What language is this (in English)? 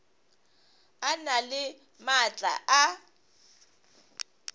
Northern Sotho